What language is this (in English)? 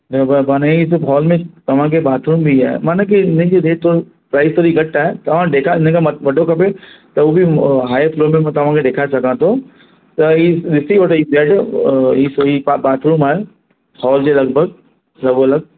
Sindhi